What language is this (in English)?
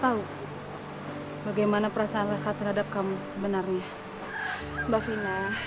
Indonesian